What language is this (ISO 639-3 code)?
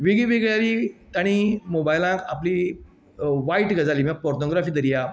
kok